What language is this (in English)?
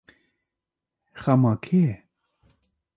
Kurdish